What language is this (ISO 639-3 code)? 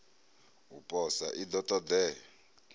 ven